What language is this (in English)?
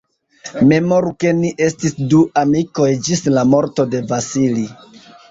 Esperanto